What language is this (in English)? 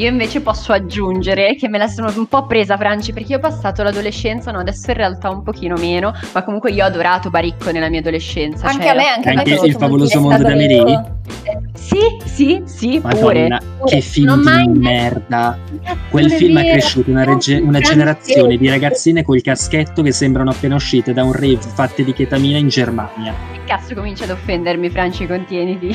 Italian